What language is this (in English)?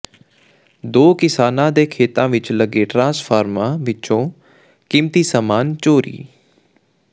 Punjabi